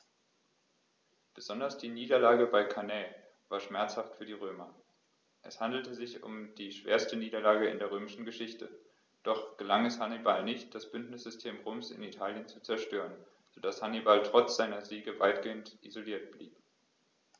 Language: German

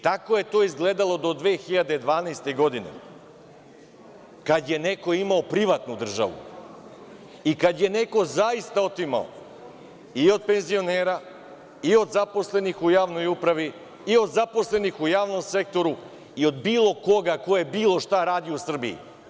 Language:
Serbian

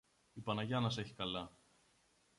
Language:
Greek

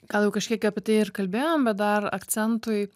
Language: Lithuanian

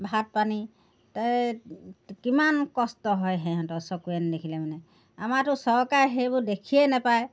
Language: Assamese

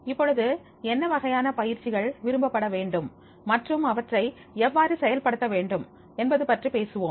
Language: Tamil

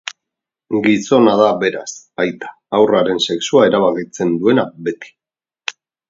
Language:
Basque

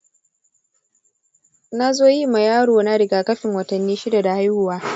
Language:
Hausa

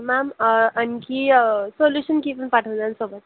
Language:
Marathi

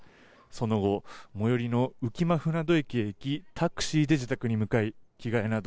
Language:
Japanese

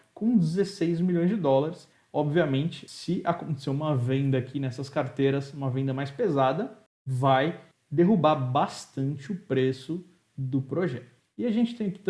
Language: Portuguese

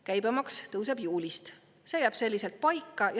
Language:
Estonian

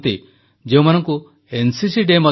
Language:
Odia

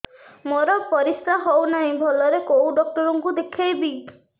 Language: Odia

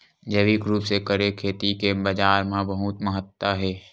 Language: Chhattisgarhi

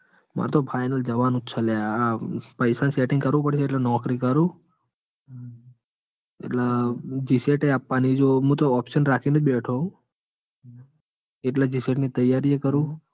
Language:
Gujarati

